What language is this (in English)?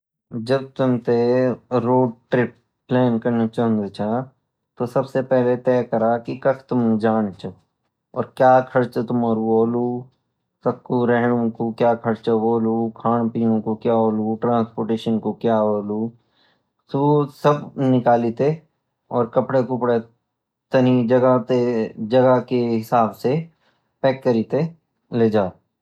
Garhwali